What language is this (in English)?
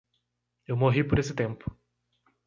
Portuguese